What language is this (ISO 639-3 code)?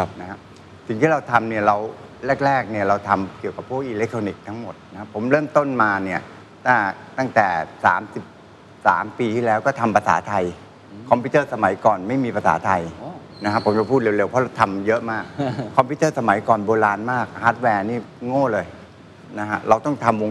tha